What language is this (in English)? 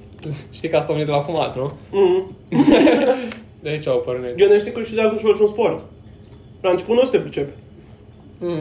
Romanian